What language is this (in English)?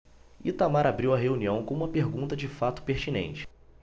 Portuguese